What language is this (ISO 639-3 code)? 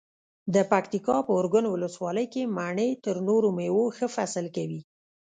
pus